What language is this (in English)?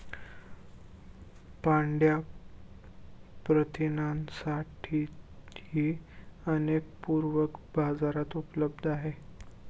Marathi